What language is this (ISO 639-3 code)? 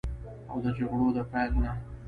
pus